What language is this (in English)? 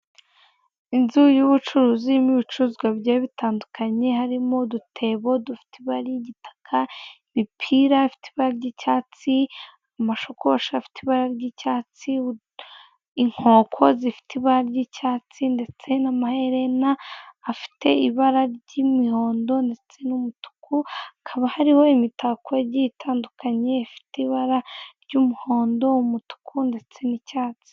Kinyarwanda